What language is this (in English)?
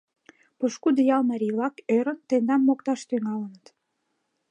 Mari